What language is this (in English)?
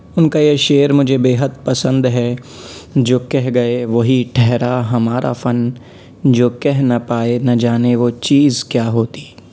Urdu